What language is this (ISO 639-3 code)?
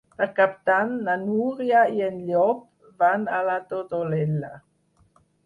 cat